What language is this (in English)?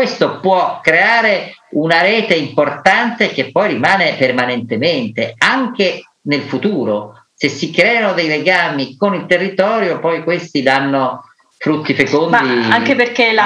Italian